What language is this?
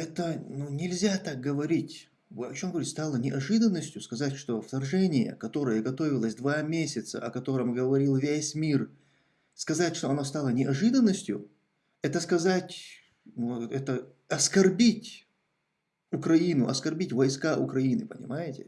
Russian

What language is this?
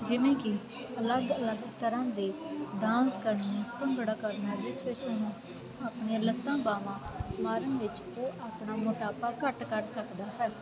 Punjabi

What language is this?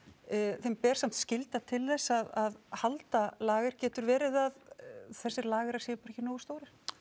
Icelandic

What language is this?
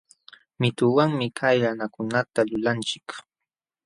Jauja Wanca Quechua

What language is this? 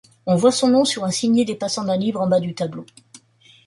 French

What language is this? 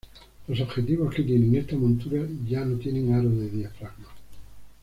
Spanish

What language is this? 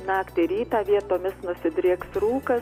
Lithuanian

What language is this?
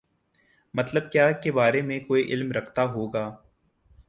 Urdu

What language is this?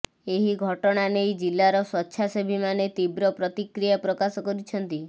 Odia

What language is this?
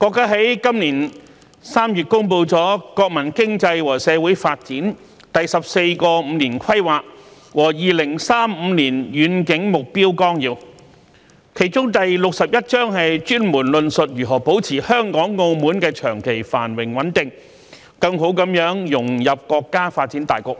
Cantonese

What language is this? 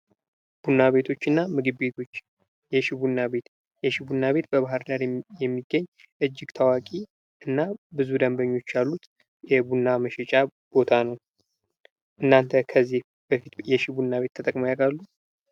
Amharic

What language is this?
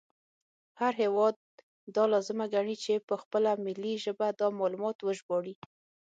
Pashto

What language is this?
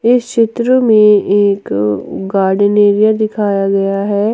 Hindi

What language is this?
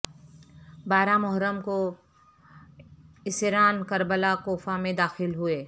Urdu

